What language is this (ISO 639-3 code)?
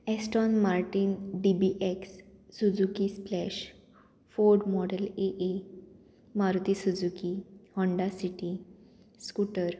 kok